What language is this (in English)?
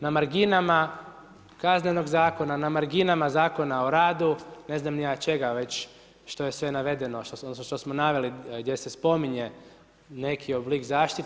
Croatian